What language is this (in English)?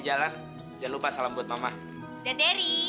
Indonesian